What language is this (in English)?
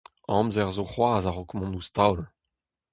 Breton